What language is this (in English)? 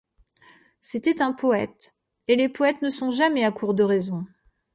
French